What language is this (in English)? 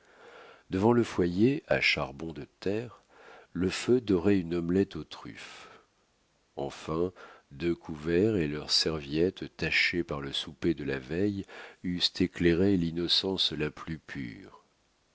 French